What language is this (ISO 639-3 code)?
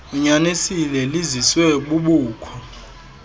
xho